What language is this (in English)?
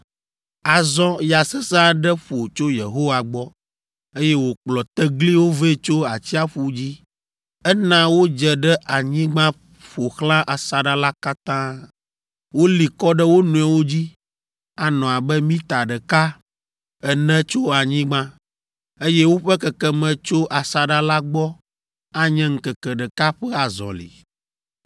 Ewe